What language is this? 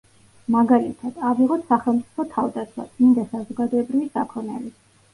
Georgian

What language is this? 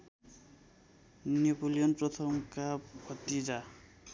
Nepali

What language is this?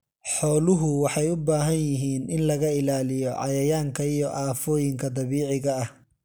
Somali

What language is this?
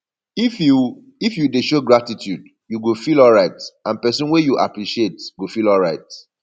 Nigerian Pidgin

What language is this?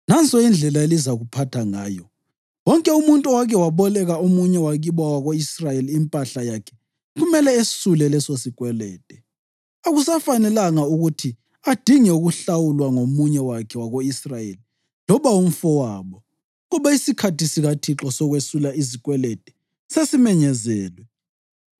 North Ndebele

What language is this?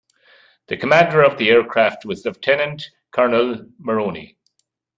English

